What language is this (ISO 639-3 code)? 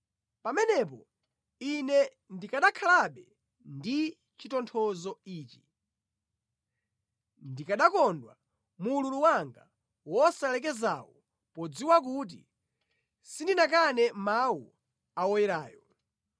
nya